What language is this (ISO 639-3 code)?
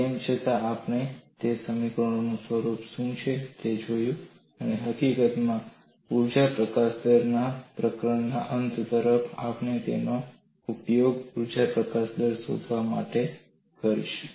guj